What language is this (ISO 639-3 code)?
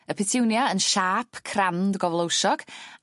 cym